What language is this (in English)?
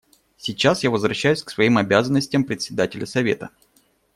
Russian